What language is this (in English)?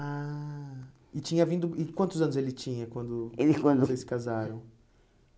Portuguese